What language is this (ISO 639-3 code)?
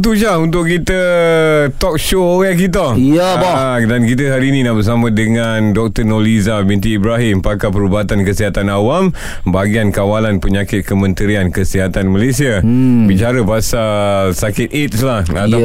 msa